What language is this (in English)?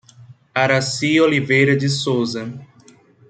Portuguese